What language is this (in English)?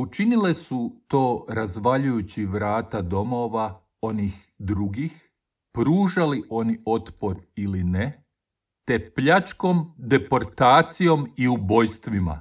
Croatian